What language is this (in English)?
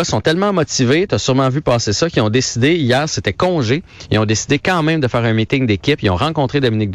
French